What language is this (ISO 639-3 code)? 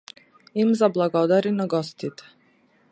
mkd